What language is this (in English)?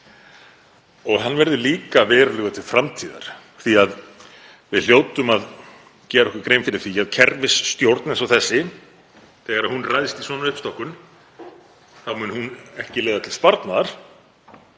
Icelandic